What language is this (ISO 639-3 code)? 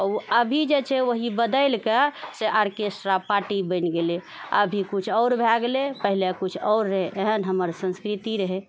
mai